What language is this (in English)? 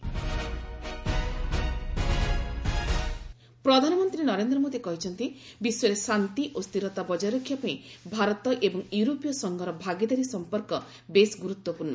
Odia